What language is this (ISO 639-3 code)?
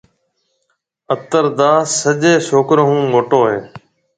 mve